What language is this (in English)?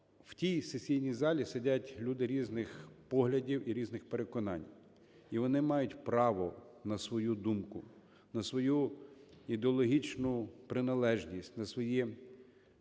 Ukrainian